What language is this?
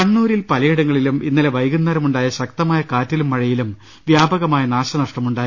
Malayalam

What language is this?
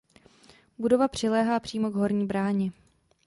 Czech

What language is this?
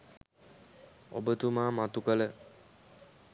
Sinhala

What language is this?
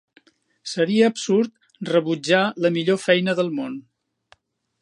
Catalan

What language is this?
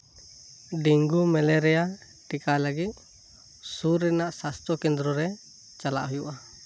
Santali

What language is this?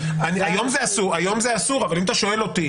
Hebrew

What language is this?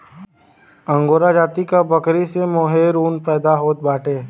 Bhojpuri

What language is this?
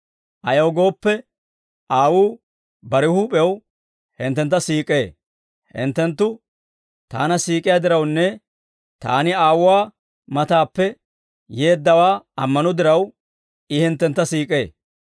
Dawro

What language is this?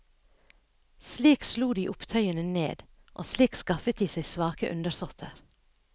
Norwegian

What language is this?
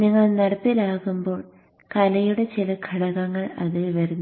Malayalam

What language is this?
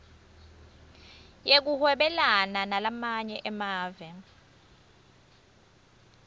Swati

